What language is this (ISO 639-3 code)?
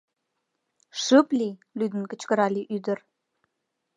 chm